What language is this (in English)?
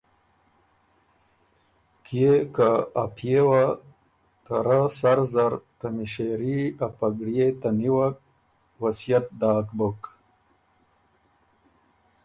Ormuri